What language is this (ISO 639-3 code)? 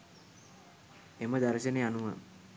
sin